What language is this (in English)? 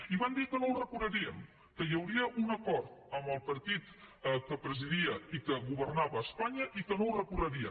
Catalan